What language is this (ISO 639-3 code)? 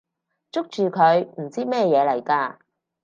yue